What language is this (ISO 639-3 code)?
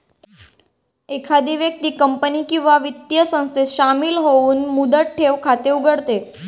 mar